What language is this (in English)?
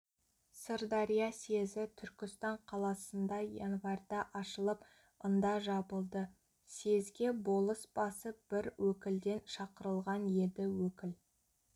Kazakh